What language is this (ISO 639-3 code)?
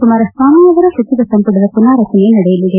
kan